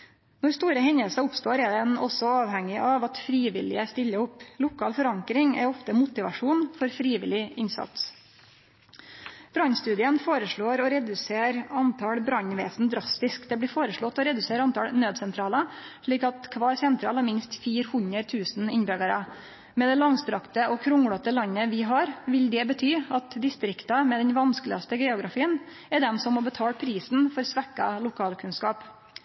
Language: Norwegian Nynorsk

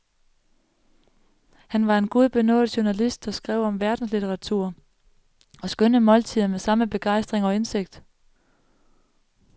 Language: Danish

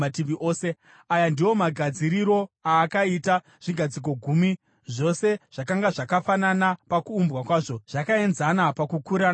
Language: Shona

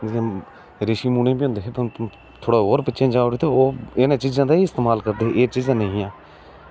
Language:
Dogri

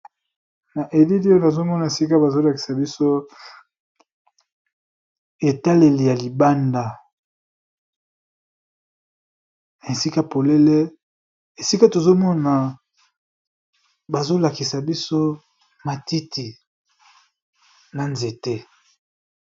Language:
Lingala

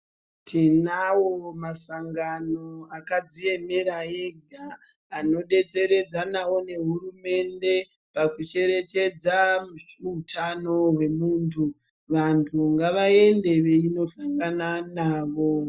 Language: Ndau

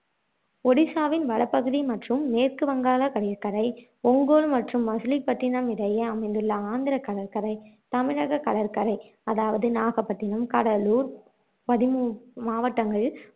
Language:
Tamil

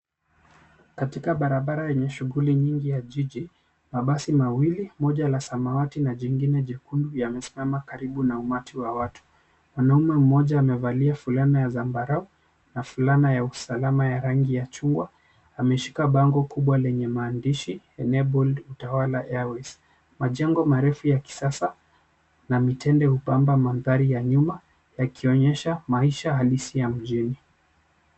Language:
Swahili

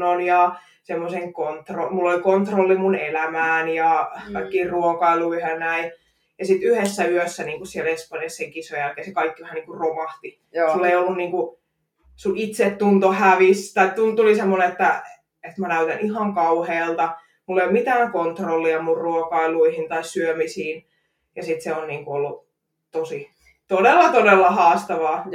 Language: Finnish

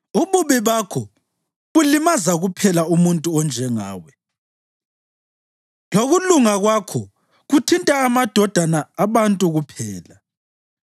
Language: North Ndebele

